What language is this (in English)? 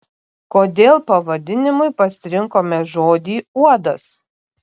Lithuanian